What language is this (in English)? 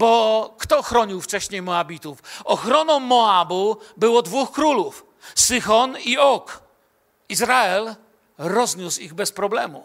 Polish